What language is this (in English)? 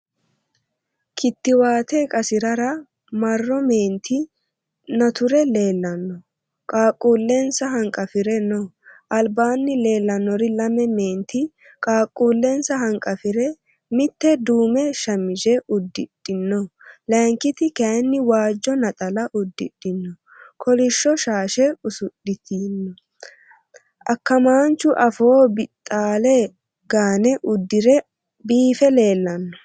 Sidamo